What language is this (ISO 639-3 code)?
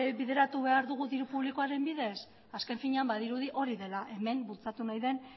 eus